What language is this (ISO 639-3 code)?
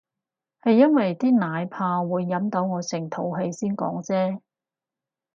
yue